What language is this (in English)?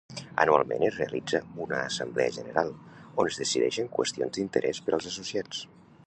Catalan